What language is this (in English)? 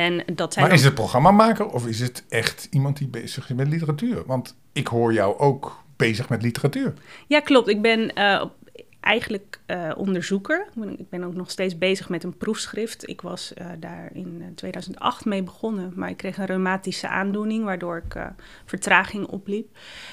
Dutch